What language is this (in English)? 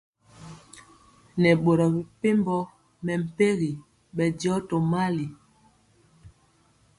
Mpiemo